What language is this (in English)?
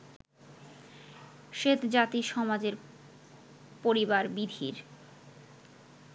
Bangla